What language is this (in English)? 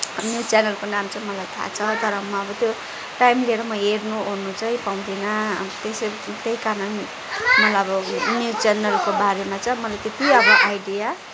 Nepali